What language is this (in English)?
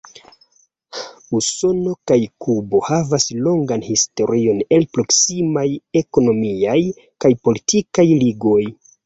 Esperanto